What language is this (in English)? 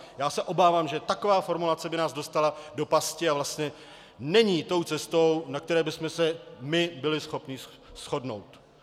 Czech